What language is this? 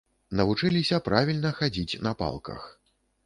Belarusian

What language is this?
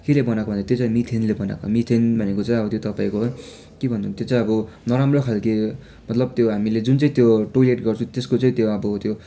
Nepali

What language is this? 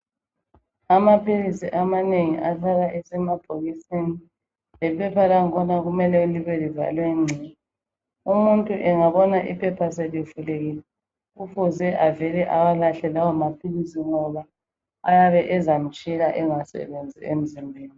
North Ndebele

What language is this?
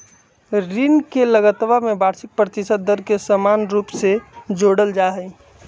Magahi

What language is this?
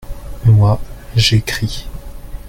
French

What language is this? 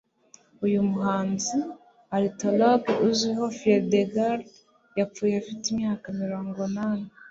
Kinyarwanda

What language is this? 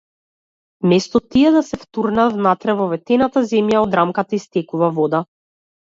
Macedonian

